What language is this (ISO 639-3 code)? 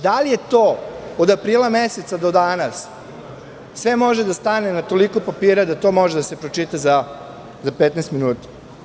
srp